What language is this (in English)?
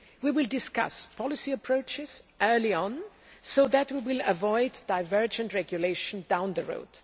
English